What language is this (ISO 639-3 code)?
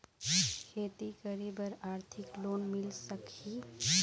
hne